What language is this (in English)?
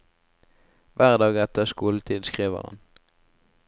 Norwegian